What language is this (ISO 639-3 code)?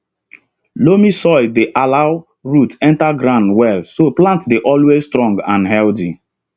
pcm